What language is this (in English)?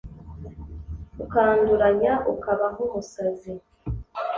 Kinyarwanda